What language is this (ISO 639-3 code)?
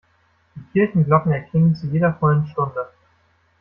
deu